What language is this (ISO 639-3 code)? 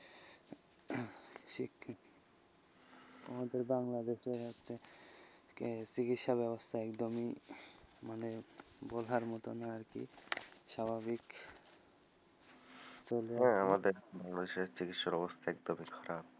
ben